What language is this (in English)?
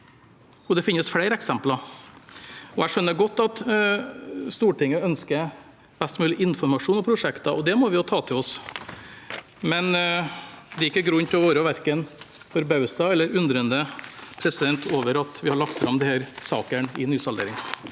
Norwegian